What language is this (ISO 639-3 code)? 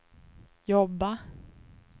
swe